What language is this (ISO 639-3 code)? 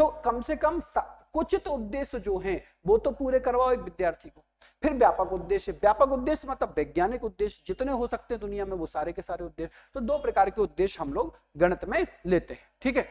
hin